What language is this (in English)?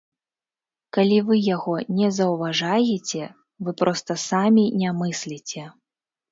Belarusian